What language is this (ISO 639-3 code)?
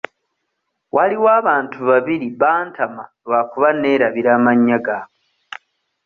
lug